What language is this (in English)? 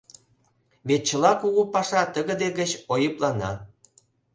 Mari